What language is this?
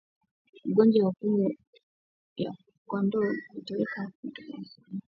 Swahili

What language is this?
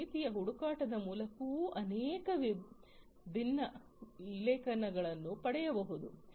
Kannada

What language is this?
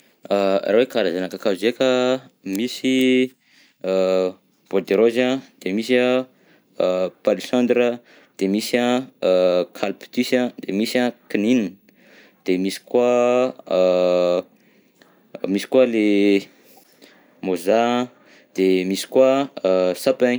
Southern Betsimisaraka Malagasy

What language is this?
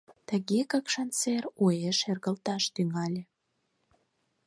Mari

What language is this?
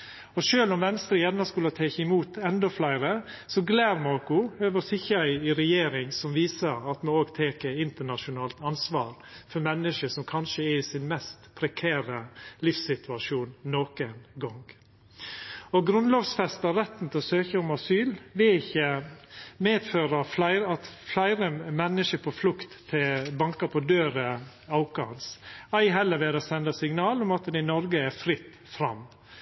Norwegian Nynorsk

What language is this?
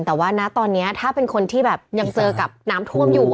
Thai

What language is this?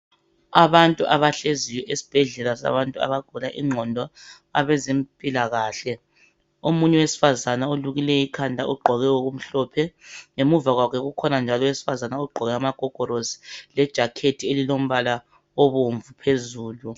North Ndebele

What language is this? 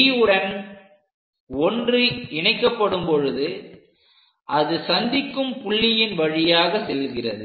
Tamil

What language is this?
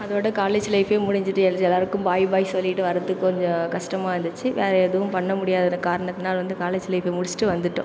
Tamil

